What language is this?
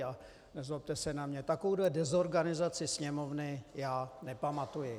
Czech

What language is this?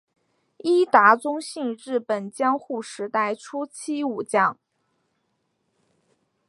Chinese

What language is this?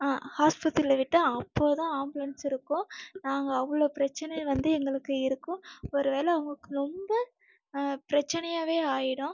Tamil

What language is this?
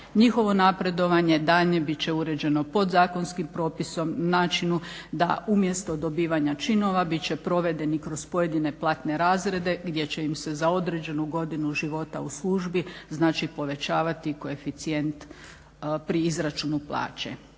Croatian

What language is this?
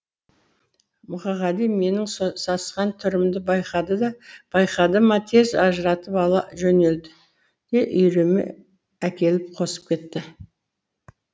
Kazakh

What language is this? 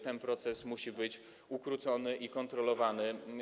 Polish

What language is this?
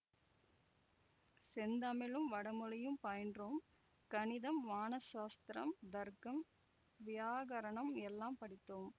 Tamil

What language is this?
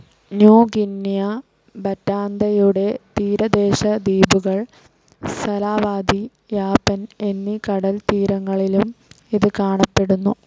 Malayalam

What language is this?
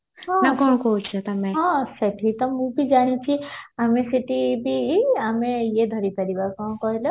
Odia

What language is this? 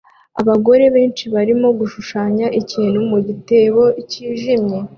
Kinyarwanda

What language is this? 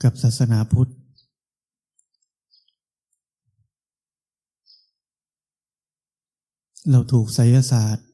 Thai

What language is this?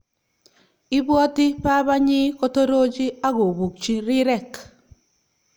Kalenjin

